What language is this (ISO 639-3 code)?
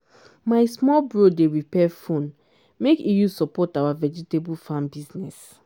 pcm